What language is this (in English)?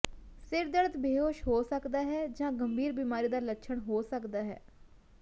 Punjabi